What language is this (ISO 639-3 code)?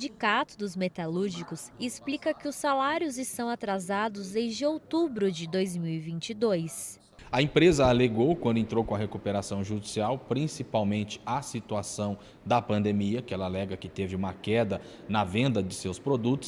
por